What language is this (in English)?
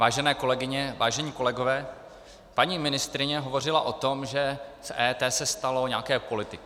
Czech